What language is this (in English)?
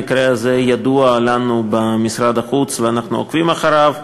Hebrew